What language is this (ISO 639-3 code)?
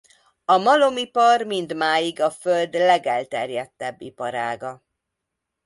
hun